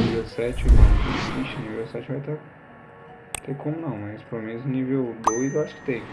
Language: Portuguese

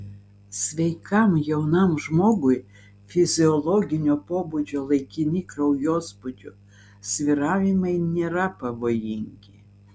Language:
Lithuanian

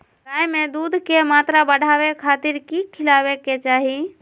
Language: Magahi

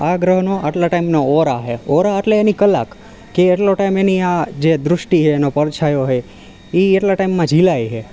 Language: Gujarati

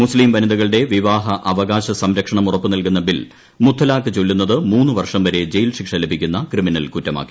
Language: Malayalam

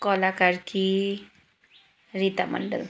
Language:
Nepali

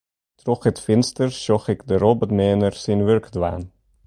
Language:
Western Frisian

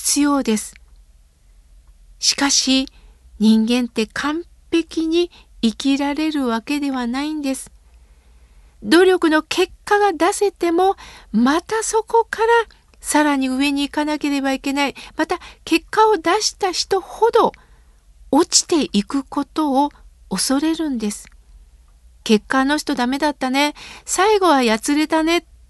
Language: Japanese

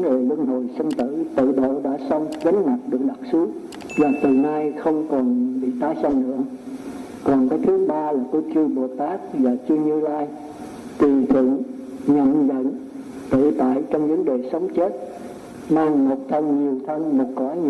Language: Vietnamese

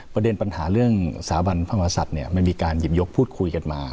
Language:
Thai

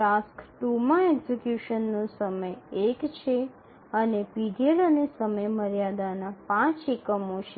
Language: Gujarati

